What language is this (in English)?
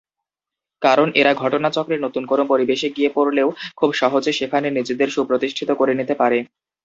Bangla